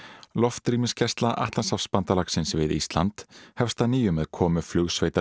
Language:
Icelandic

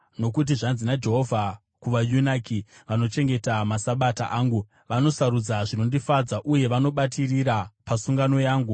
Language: Shona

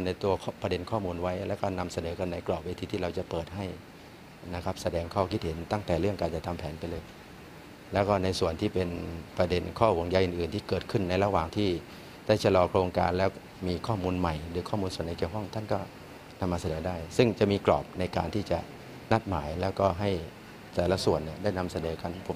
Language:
Thai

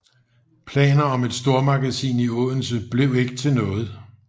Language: Danish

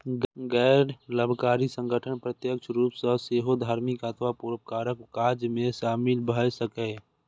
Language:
Maithili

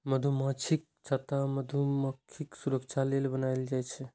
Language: Maithili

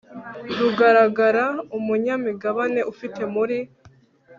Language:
Kinyarwanda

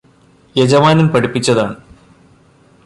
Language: Malayalam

